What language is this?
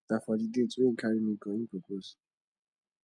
Nigerian Pidgin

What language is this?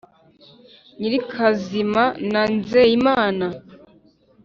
Kinyarwanda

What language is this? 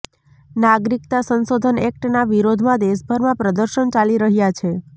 Gujarati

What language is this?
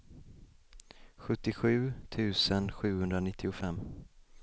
Swedish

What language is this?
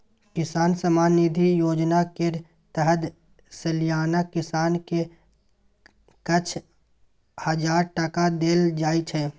Maithili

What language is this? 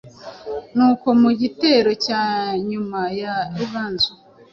Kinyarwanda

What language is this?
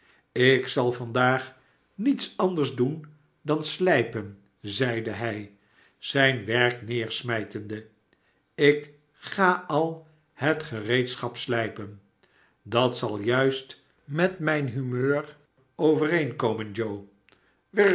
Dutch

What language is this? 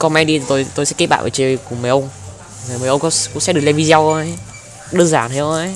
Vietnamese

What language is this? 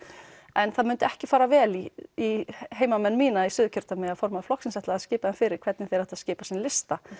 Icelandic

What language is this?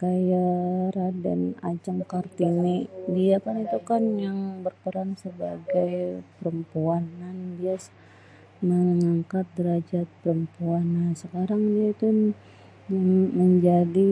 Betawi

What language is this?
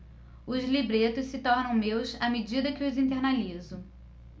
Portuguese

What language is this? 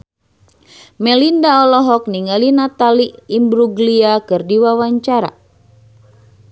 Sundanese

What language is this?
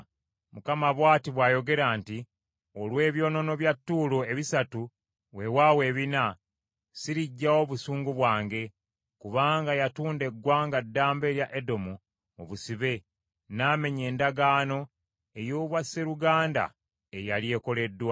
Ganda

